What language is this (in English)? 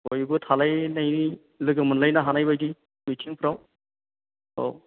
Bodo